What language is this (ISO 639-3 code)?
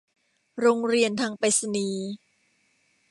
tha